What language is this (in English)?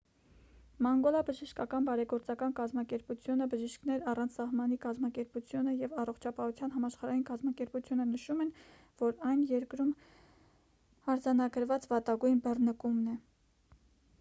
Armenian